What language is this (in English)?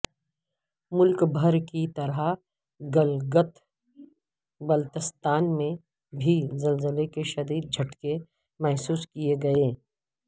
Urdu